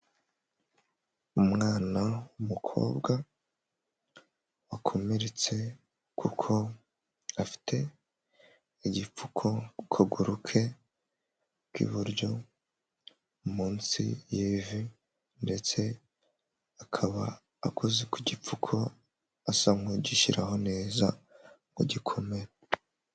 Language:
Kinyarwanda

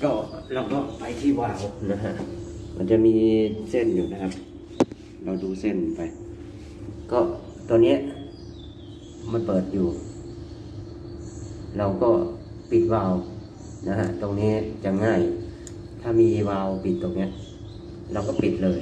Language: Thai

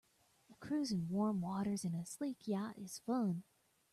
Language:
English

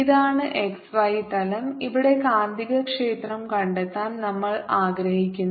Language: Malayalam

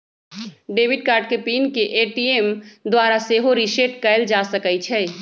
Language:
Magahi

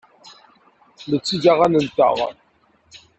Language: Kabyle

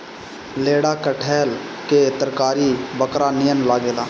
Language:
Bhojpuri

